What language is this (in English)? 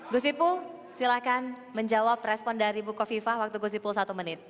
Indonesian